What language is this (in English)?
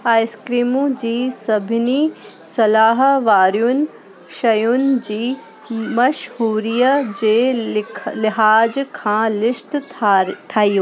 Sindhi